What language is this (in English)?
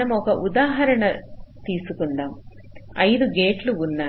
Telugu